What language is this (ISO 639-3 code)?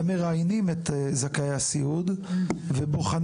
heb